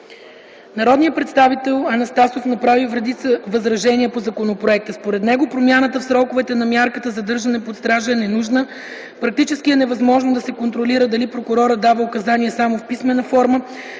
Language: Bulgarian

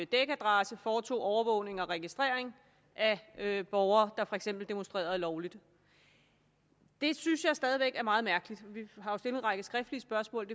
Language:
Danish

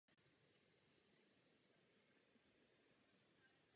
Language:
Czech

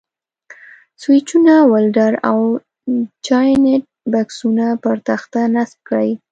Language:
Pashto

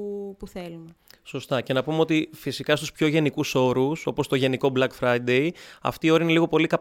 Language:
Greek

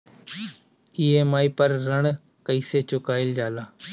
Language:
Bhojpuri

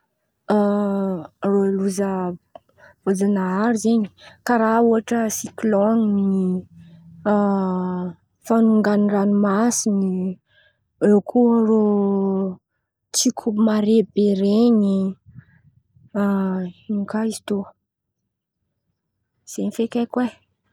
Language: Antankarana Malagasy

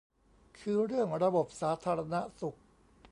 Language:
Thai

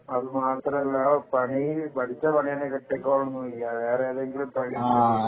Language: Malayalam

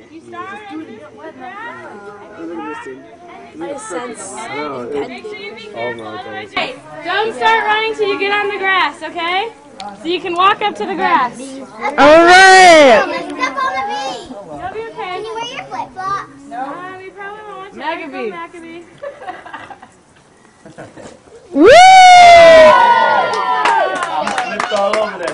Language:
English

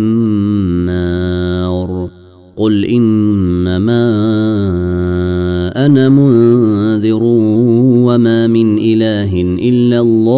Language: Arabic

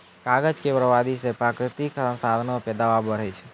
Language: Maithili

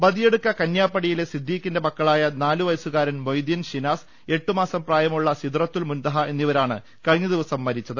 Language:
Malayalam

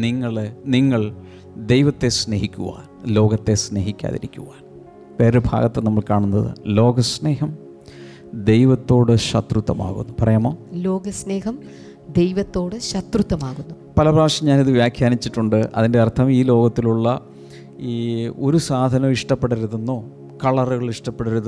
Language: Malayalam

